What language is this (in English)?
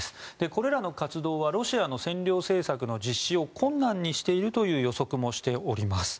Japanese